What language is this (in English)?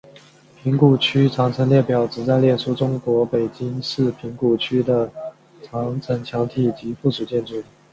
Chinese